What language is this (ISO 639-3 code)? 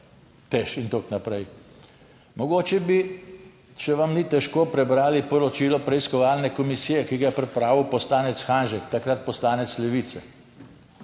slv